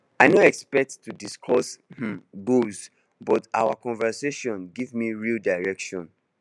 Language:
Nigerian Pidgin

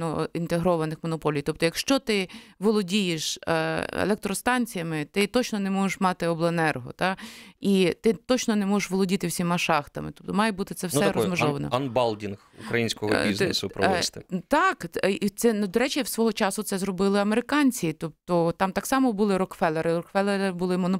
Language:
Ukrainian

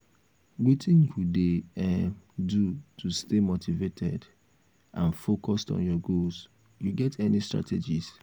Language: Nigerian Pidgin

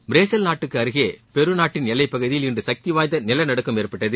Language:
Tamil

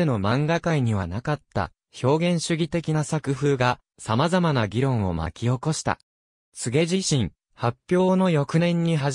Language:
Japanese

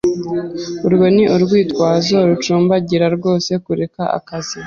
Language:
Kinyarwanda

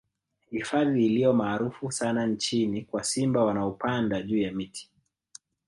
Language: Swahili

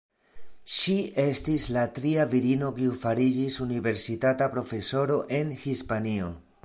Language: Esperanto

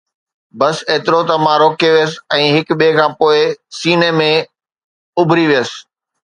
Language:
Sindhi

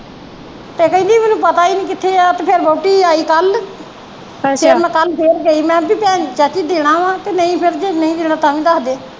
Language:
Punjabi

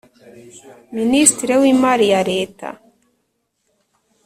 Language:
Kinyarwanda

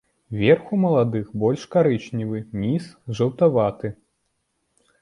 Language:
Belarusian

